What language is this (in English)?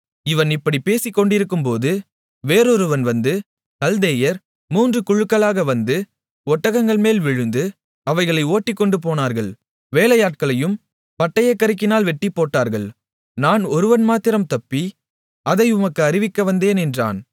Tamil